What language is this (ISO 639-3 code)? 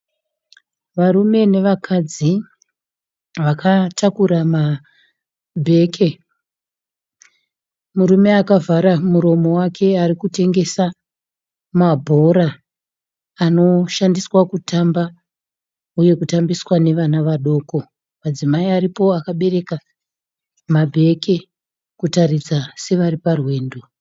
sna